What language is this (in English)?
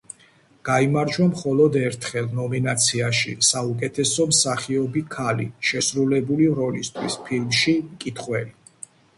Georgian